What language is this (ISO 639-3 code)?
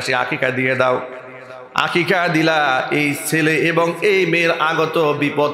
ben